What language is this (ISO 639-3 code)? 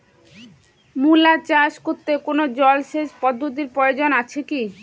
ben